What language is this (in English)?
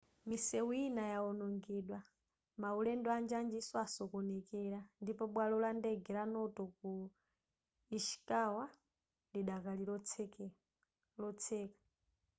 Nyanja